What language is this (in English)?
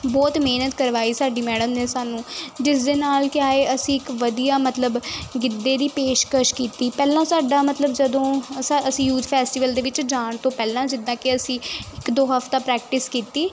Punjabi